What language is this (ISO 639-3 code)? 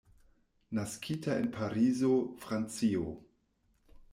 epo